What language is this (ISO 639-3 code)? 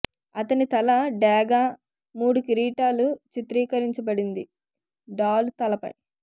tel